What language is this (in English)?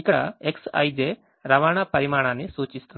Telugu